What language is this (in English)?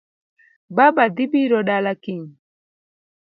Luo (Kenya and Tanzania)